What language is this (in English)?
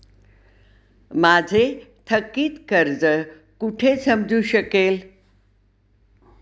Marathi